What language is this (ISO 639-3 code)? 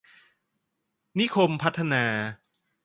tha